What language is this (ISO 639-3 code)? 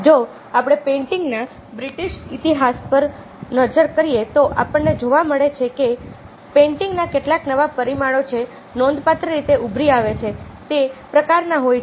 guj